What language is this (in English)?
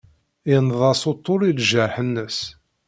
Kabyle